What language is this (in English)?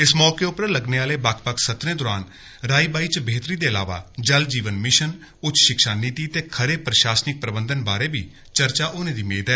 Dogri